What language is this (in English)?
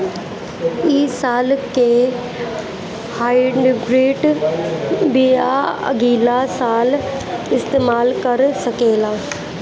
Bhojpuri